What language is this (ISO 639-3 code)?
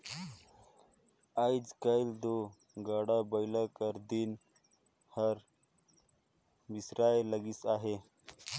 hne